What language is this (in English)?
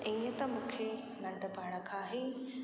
Sindhi